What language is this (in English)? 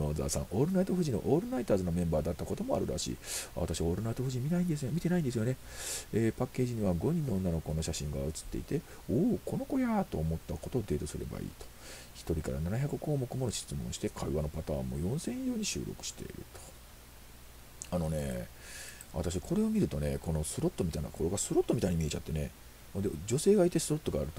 Japanese